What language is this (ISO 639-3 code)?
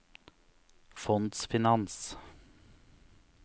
nor